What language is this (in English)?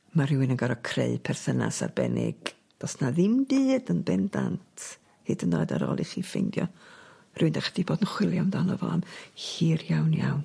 Welsh